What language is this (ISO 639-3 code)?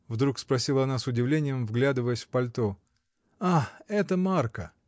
rus